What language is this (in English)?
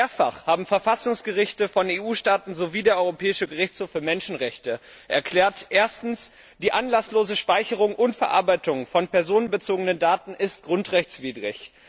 German